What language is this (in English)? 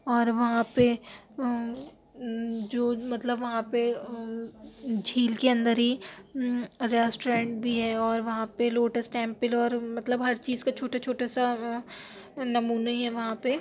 Urdu